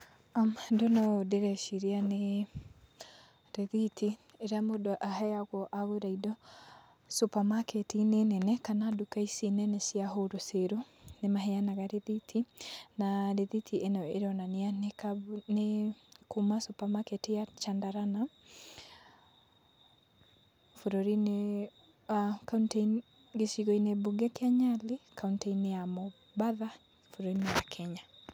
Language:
Kikuyu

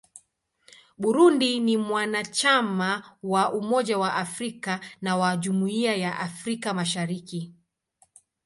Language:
Swahili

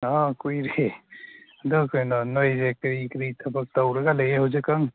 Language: Manipuri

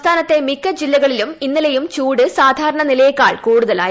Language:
Malayalam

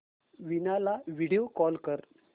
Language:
Marathi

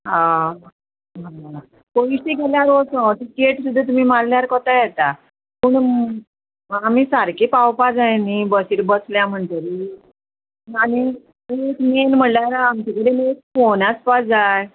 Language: Konkani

